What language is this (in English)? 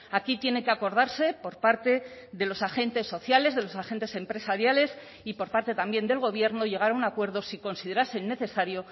Spanish